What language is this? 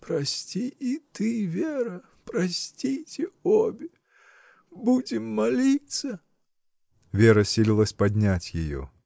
Russian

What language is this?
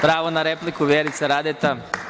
Serbian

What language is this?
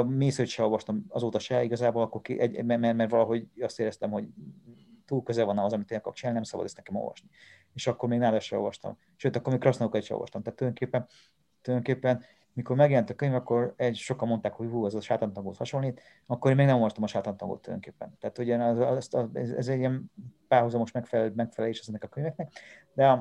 Hungarian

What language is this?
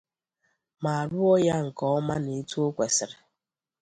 Igbo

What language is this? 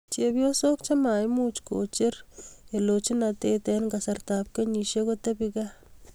Kalenjin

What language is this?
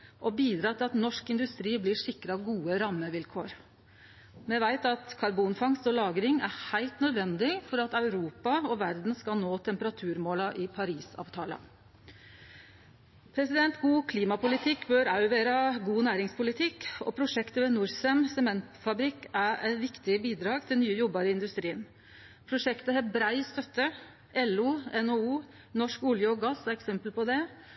Norwegian Nynorsk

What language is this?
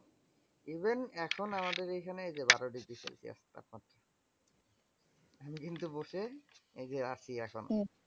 Bangla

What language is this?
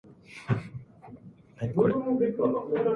Japanese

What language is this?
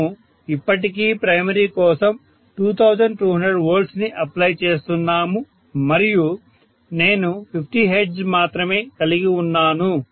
Telugu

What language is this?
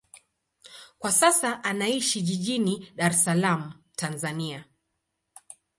Swahili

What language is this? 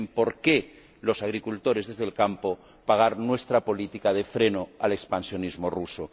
Spanish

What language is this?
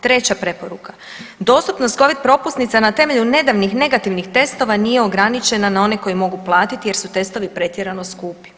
Croatian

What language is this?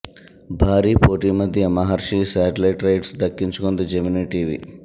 Telugu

